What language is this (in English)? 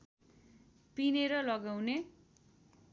Nepali